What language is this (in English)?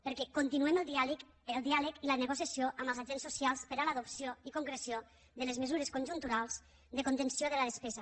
Catalan